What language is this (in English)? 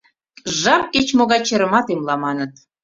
Mari